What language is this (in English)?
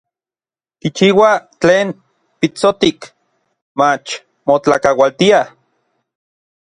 Orizaba Nahuatl